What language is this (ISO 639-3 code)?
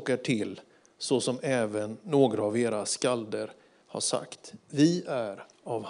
swe